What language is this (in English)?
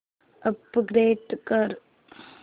Marathi